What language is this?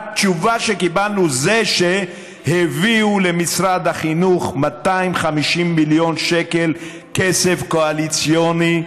Hebrew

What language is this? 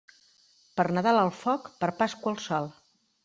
Catalan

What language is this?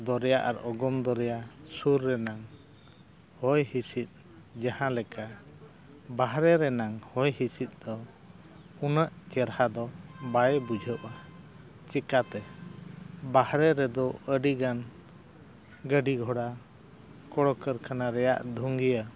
Santali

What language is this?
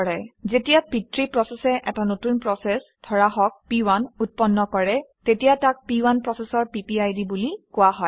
Assamese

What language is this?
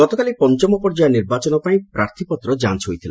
Odia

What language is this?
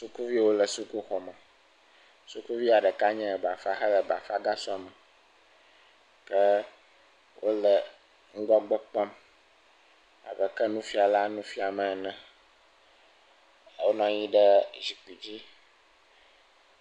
Ewe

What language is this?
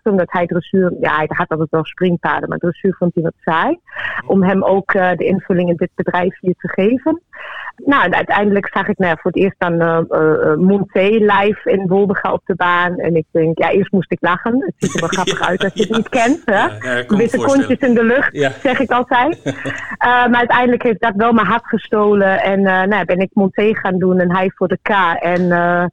Dutch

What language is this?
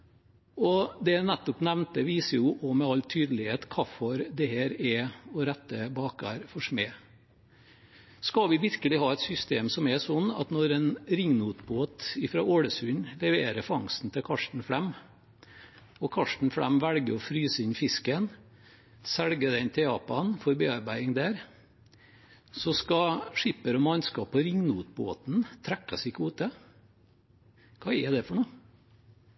Norwegian Bokmål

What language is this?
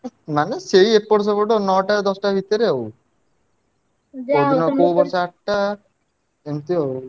Odia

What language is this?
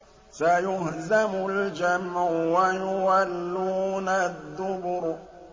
Arabic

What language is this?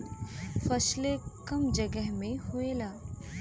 Bhojpuri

